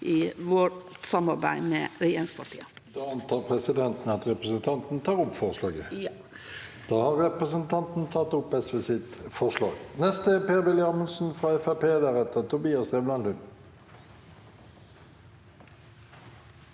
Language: Norwegian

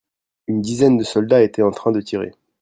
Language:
French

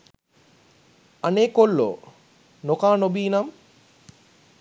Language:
Sinhala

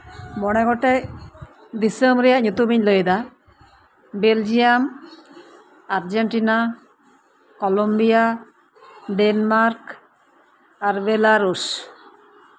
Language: Santali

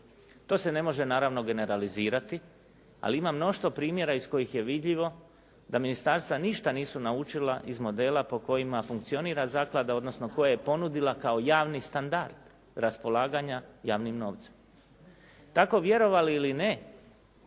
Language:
Croatian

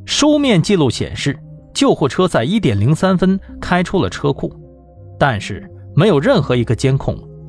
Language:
Chinese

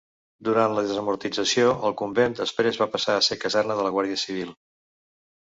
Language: Catalan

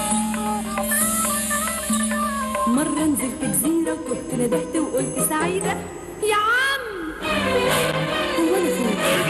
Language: Arabic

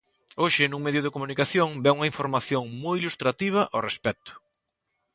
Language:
Galician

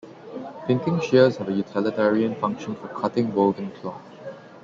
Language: English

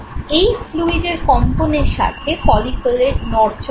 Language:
Bangla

